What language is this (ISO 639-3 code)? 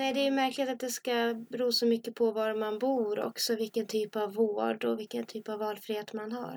swe